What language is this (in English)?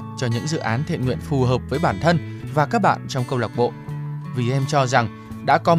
Vietnamese